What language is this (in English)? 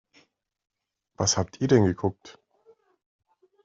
German